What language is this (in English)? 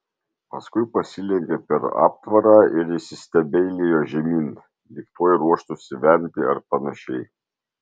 Lithuanian